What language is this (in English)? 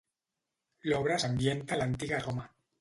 Catalan